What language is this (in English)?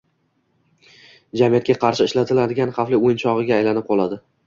Uzbek